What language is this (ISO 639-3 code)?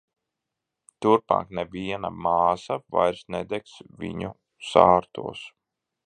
lav